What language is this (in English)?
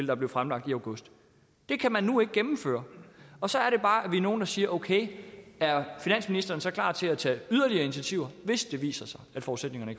Danish